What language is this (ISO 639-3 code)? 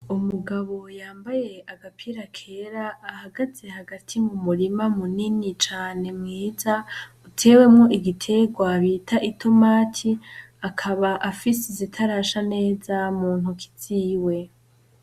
run